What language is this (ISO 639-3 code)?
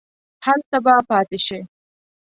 pus